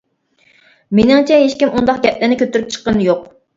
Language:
Uyghur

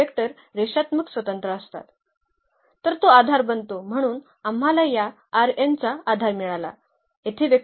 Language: Marathi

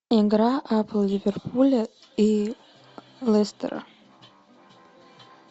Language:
Russian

